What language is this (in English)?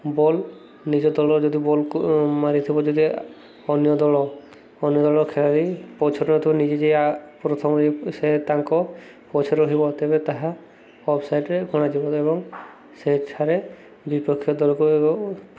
Odia